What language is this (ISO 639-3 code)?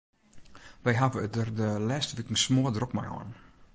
fry